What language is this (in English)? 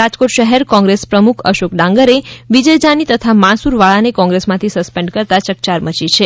Gujarati